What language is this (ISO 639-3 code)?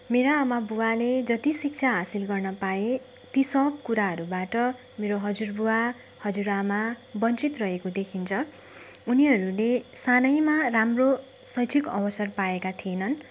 nep